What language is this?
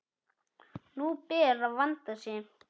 Icelandic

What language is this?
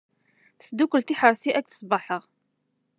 Kabyle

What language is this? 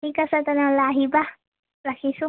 Assamese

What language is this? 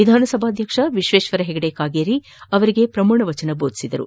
Kannada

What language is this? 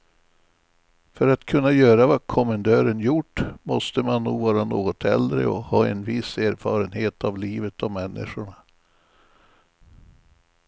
Swedish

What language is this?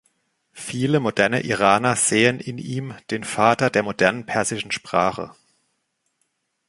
German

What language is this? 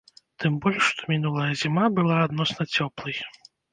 Belarusian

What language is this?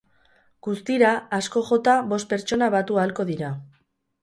Basque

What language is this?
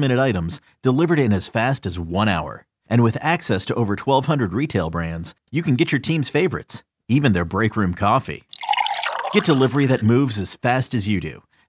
Italian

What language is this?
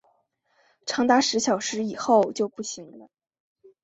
Chinese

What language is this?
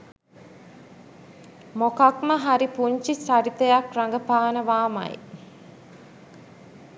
Sinhala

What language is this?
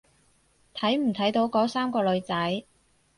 Cantonese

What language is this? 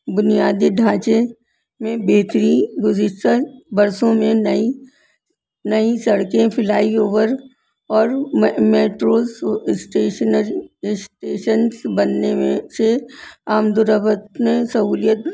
Urdu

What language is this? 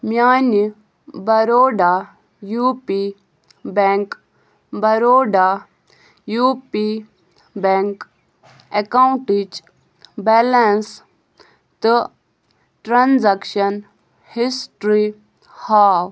Kashmiri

